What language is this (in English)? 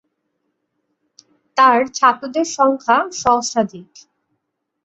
Bangla